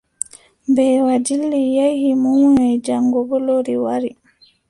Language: Adamawa Fulfulde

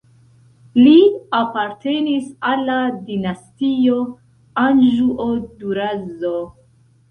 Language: Esperanto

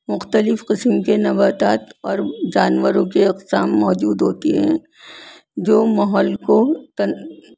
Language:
Urdu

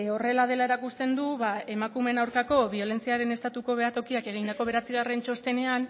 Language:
Basque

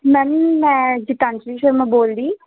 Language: Punjabi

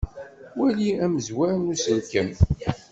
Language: Kabyle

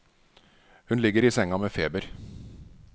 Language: Norwegian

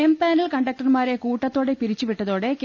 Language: Malayalam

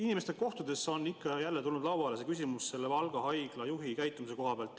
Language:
Estonian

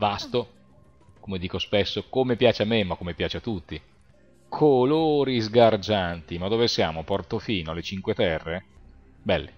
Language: Italian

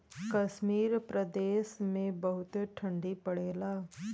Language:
Bhojpuri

